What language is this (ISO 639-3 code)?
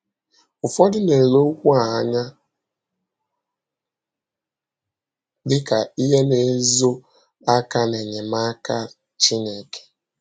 ibo